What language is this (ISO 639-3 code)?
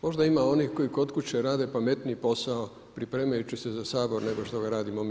hrv